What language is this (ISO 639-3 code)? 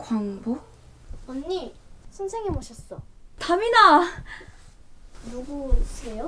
kor